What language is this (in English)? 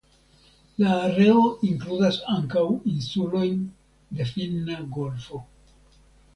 Esperanto